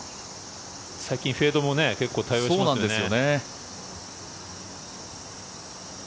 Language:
Japanese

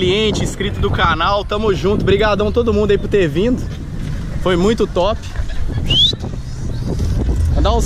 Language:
Portuguese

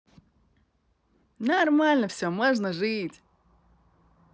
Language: Russian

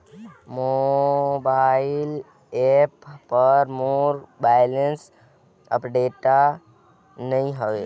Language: Chhattisgarhi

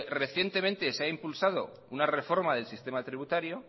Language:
Spanish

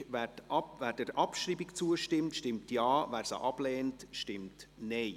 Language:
Swiss German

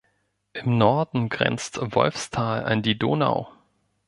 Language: German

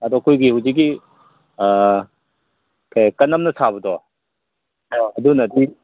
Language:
Manipuri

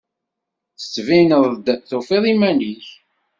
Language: Kabyle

